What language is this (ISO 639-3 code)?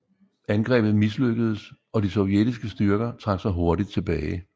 dan